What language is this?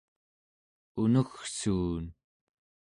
Central Yupik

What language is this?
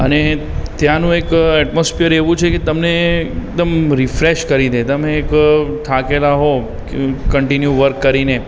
Gujarati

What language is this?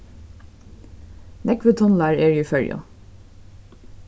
Faroese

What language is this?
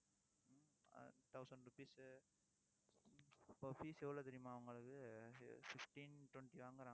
Tamil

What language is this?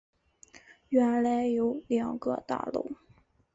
Chinese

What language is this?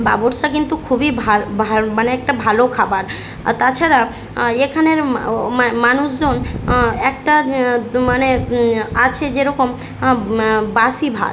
Bangla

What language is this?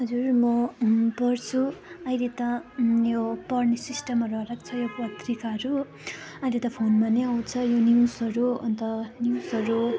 Nepali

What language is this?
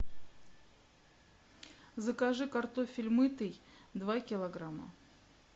Russian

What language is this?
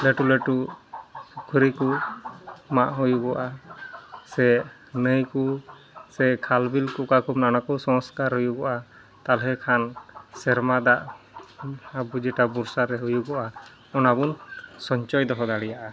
Santali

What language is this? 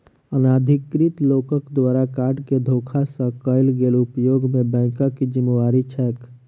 Maithili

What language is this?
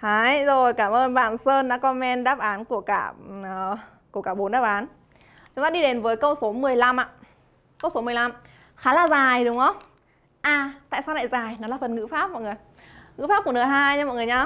Vietnamese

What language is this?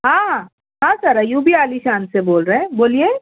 Urdu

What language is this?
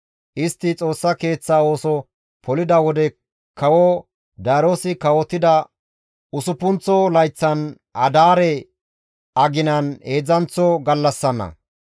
Gamo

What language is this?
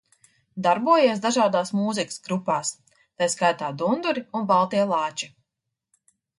Latvian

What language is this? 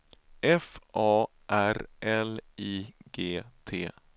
Swedish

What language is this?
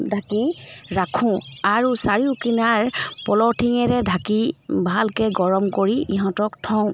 Assamese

